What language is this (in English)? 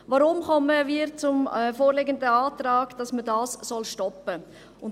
Swiss German